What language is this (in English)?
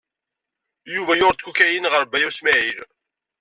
Kabyle